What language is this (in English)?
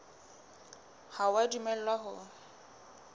Southern Sotho